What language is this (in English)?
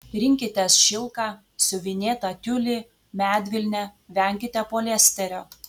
Lithuanian